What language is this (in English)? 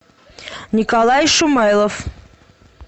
Russian